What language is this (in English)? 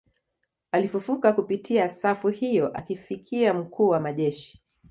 Swahili